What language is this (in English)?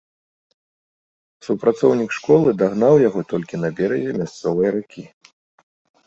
Belarusian